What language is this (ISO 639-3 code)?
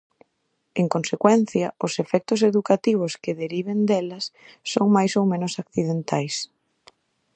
glg